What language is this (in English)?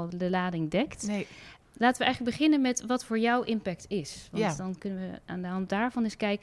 Dutch